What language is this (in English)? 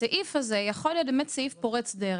Hebrew